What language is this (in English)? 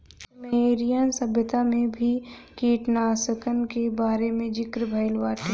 Bhojpuri